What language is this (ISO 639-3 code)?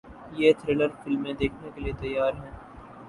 urd